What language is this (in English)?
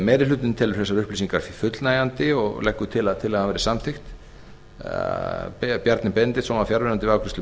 Icelandic